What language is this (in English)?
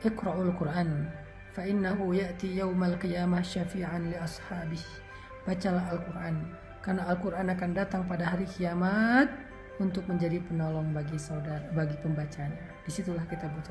Indonesian